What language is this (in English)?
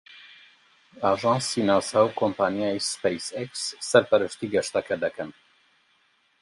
Central Kurdish